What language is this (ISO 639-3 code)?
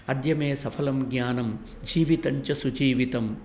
san